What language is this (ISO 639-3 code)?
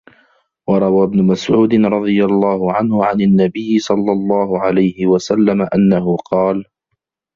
ara